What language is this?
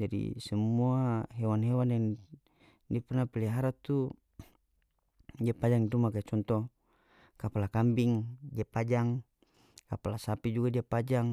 North Moluccan Malay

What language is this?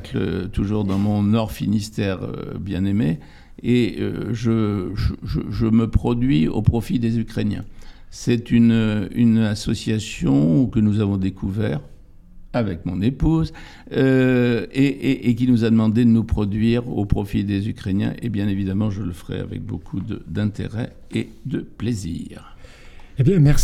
French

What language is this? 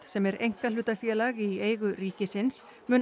Icelandic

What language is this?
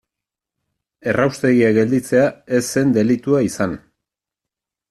Basque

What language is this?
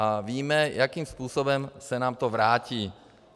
Czech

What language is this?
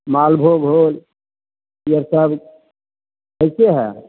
Maithili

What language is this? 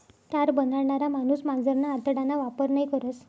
Marathi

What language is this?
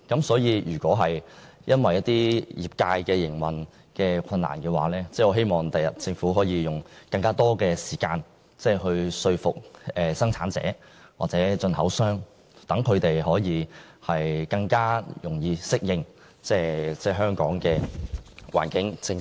Cantonese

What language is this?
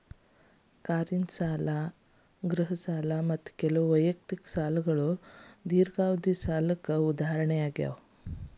Kannada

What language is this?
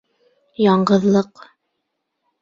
Bashkir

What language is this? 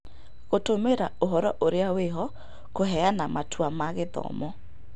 Kikuyu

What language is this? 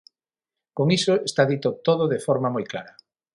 Galician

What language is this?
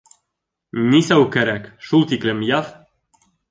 Bashkir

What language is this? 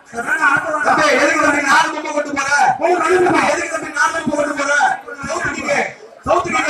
Tamil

